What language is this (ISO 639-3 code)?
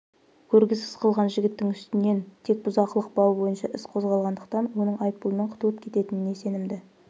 kaz